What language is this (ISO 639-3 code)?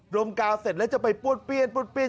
tha